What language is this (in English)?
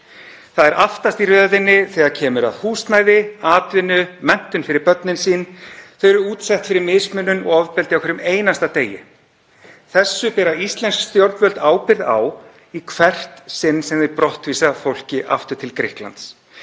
Icelandic